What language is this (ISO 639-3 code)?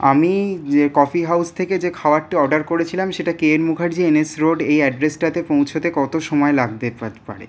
ben